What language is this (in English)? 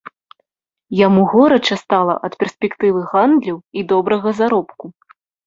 Belarusian